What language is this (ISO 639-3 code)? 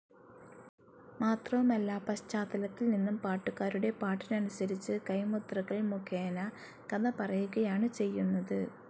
mal